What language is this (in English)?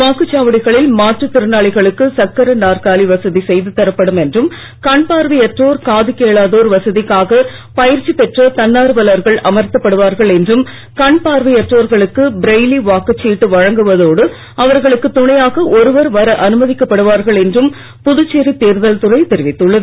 Tamil